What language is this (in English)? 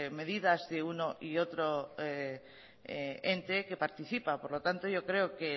Spanish